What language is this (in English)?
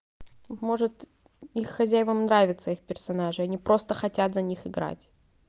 Russian